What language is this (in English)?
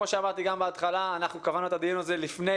Hebrew